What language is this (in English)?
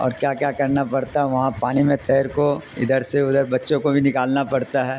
Urdu